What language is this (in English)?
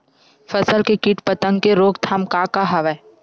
Chhattisgarhi